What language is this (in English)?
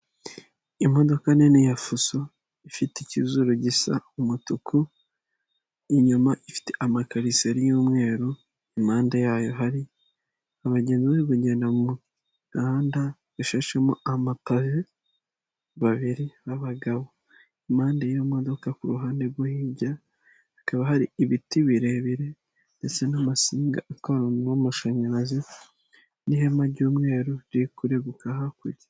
Kinyarwanda